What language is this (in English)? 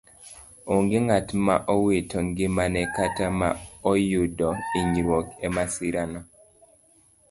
Luo (Kenya and Tanzania)